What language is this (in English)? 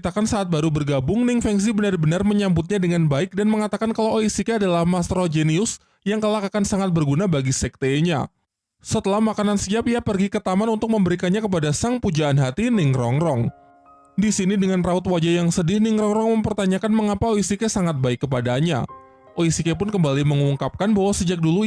Indonesian